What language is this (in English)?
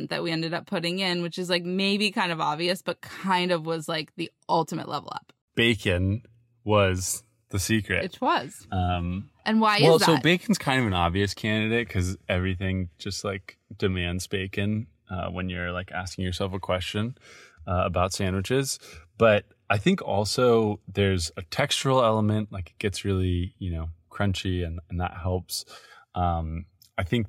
English